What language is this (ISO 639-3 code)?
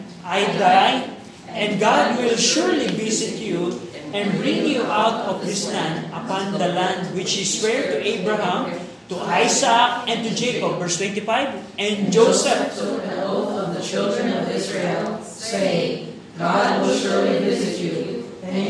fil